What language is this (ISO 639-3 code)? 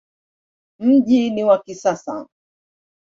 swa